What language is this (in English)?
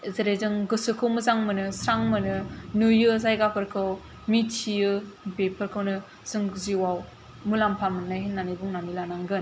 Bodo